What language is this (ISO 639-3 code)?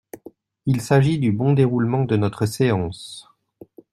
fra